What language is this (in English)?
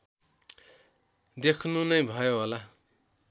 Nepali